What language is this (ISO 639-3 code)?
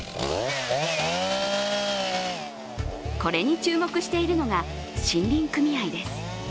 jpn